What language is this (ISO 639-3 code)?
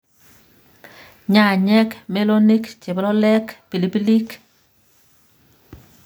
kln